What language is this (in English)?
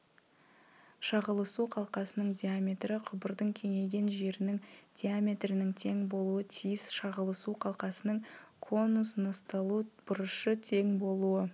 Kazakh